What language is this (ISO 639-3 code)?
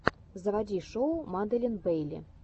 rus